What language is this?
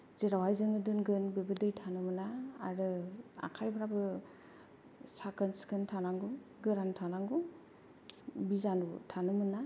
Bodo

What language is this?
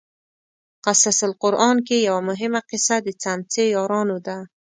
Pashto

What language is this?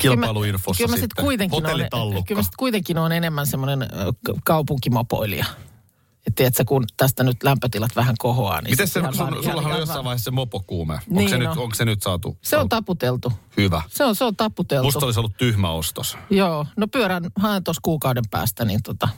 Finnish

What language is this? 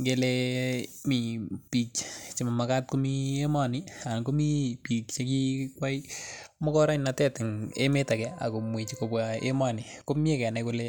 Kalenjin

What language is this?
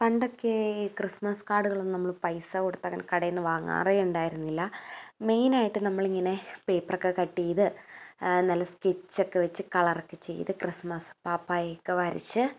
Malayalam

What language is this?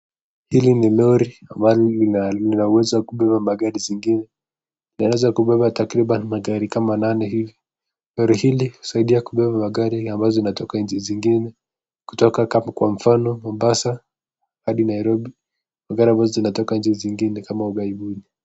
Swahili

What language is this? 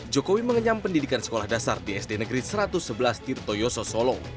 Indonesian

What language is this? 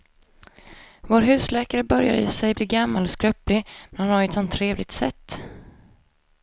Swedish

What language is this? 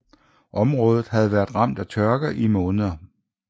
Danish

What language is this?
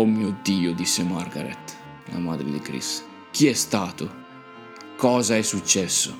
Italian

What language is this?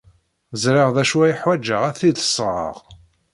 Kabyle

